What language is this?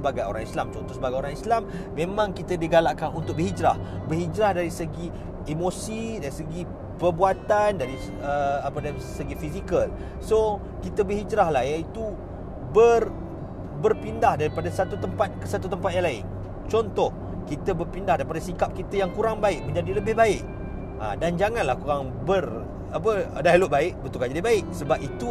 Malay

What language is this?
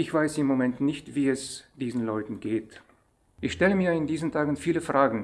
German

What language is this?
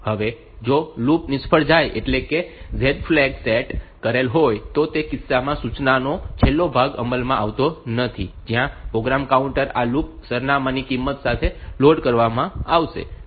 Gujarati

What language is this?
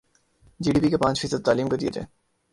Urdu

